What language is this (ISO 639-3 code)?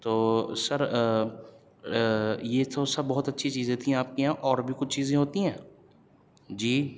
urd